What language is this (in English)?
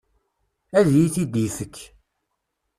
Kabyle